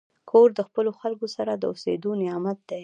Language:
Pashto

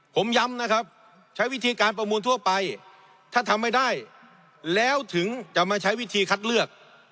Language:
Thai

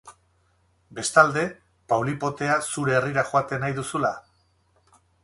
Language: Basque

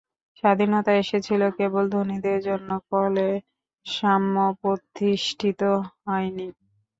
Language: Bangla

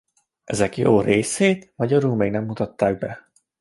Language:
Hungarian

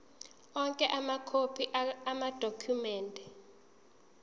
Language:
Zulu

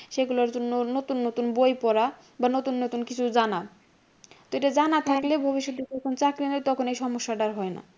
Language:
Bangla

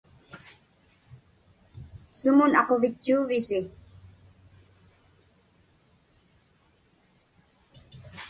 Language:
Inupiaq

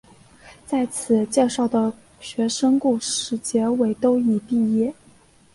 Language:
Chinese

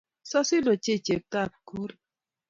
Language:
Kalenjin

